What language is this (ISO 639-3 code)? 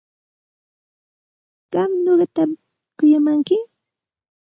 qxt